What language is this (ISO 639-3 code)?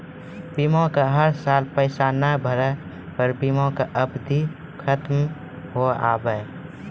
mai